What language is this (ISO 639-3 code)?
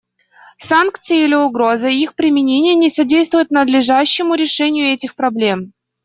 rus